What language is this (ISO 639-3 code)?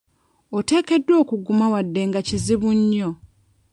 lug